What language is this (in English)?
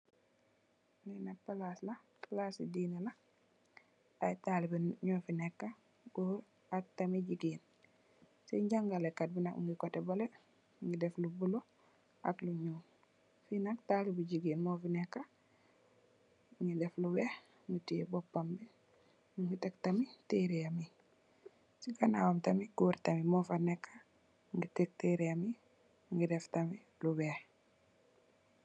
Wolof